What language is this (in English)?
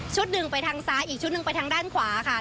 Thai